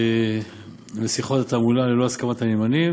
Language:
Hebrew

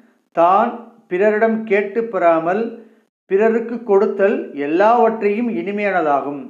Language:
Tamil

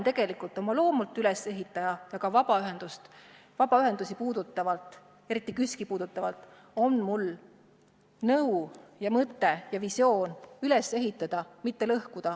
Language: Estonian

